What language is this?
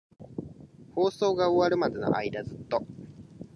Japanese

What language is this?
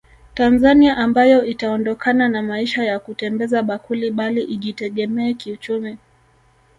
Swahili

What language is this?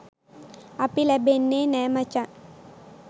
Sinhala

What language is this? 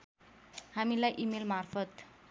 Nepali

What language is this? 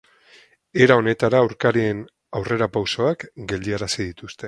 Basque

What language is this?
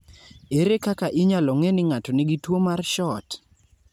Luo (Kenya and Tanzania)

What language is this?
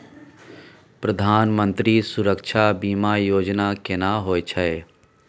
Maithili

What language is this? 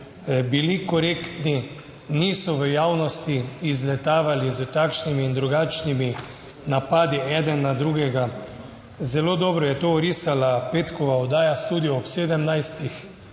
Slovenian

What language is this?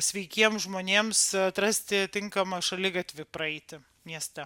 Lithuanian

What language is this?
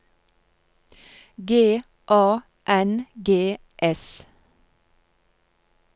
Norwegian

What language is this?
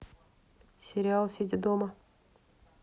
Russian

